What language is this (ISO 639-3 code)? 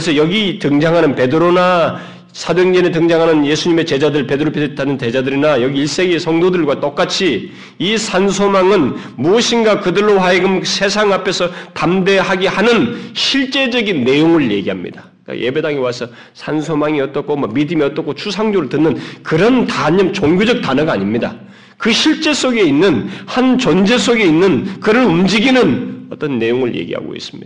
kor